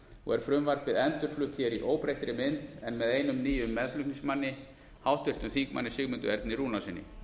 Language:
Icelandic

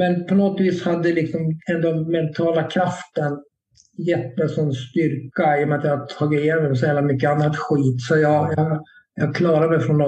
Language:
Swedish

